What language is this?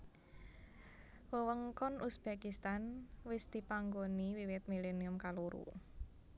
Javanese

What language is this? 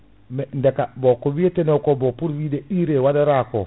Fula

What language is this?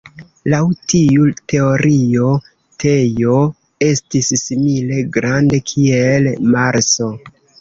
Esperanto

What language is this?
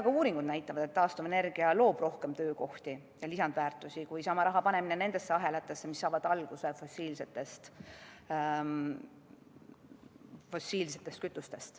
Estonian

